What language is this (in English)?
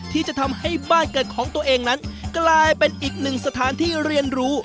Thai